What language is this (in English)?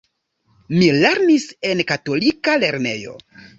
Esperanto